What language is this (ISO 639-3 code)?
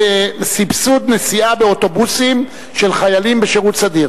heb